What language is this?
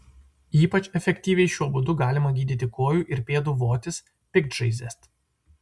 Lithuanian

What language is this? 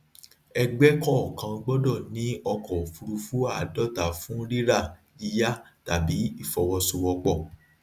Yoruba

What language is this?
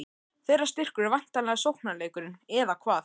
Icelandic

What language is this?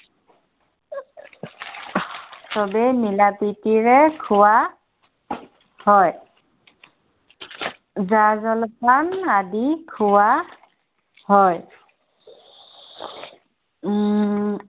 Assamese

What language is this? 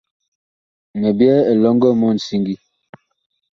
Bakoko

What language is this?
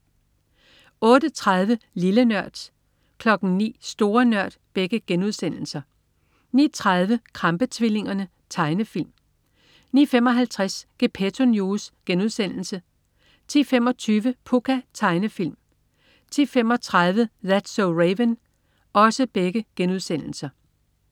Danish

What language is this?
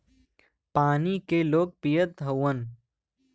Bhojpuri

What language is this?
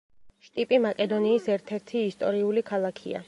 Georgian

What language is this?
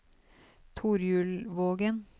Norwegian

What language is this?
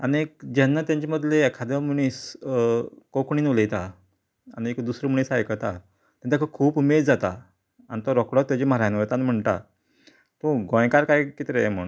Konkani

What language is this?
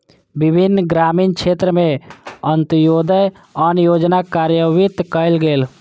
Maithili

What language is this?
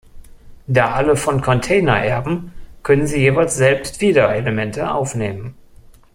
German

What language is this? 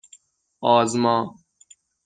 Persian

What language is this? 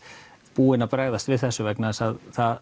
Icelandic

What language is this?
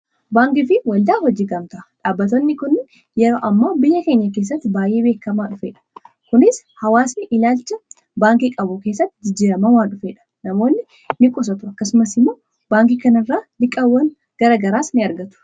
Oromo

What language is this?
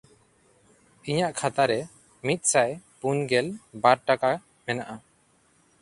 Santali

